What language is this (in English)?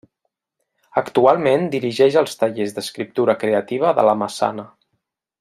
Catalan